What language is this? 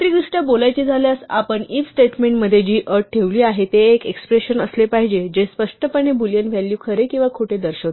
Marathi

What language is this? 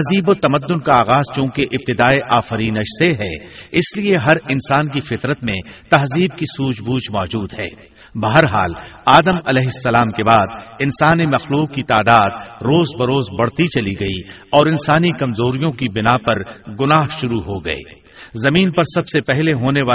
Urdu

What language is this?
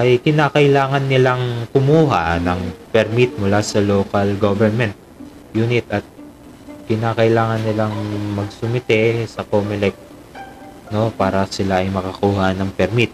Filipino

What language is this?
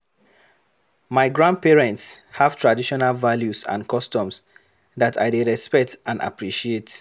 Nigerian Pidgin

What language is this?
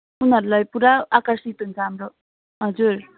Nepali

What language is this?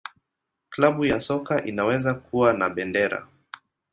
Swahili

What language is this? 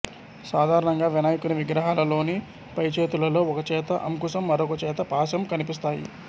Telugu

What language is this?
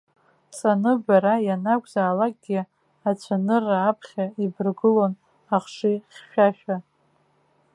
Abkhazian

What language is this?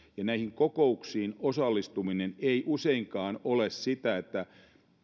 Finnish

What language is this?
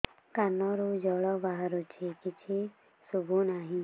Odia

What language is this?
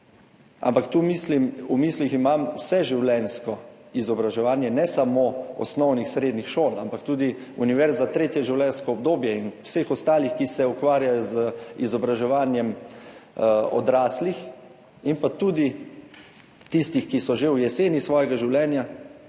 Slovenian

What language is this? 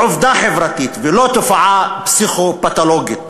Hebrew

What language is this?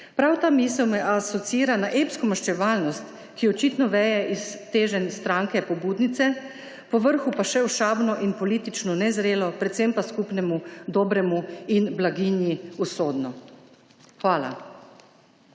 Slovenian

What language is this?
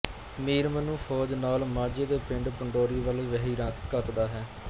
Punjabi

